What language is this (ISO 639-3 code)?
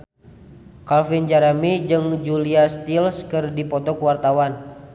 sun